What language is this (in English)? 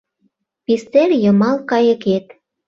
Mari